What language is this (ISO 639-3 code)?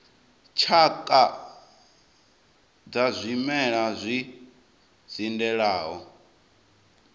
ven